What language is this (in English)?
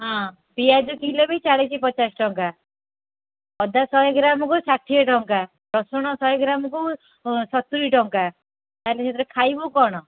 Odia